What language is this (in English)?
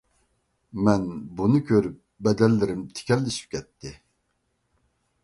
Uyghur